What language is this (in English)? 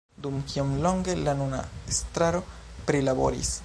Esperanto